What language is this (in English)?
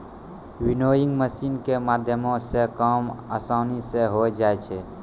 Maithili